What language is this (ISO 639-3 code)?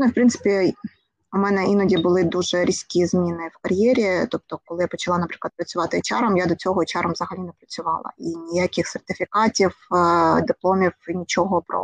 ukr